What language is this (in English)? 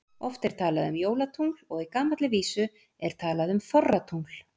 Icelandic